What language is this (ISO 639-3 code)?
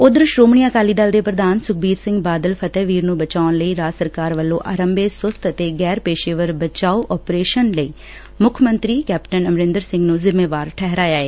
pan